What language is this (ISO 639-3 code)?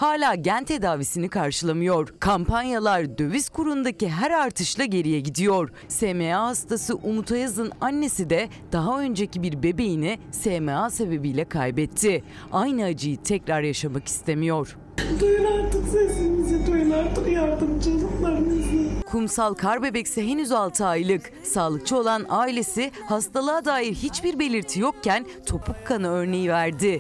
tur